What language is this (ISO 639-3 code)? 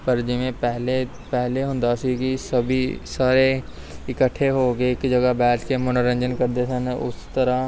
pan